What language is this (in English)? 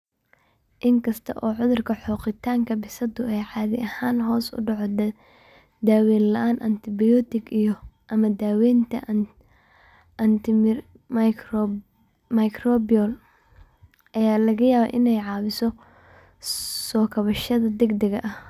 Somali